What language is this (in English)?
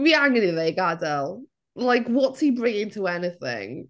Welsh